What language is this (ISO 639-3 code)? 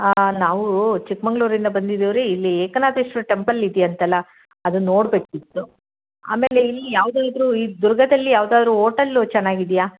kan